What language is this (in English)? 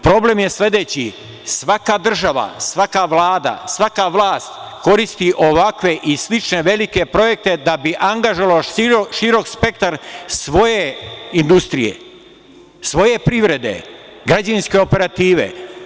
Serbian